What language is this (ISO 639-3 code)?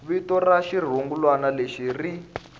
tso